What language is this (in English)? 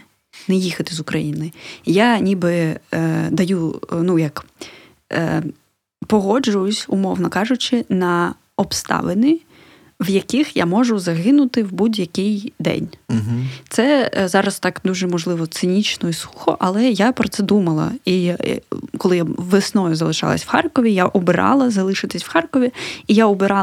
Ukrainian